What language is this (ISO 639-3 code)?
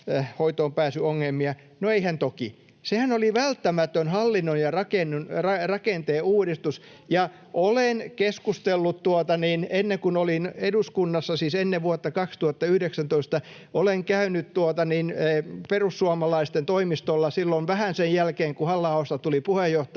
fin